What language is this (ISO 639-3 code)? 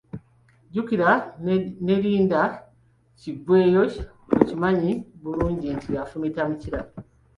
lug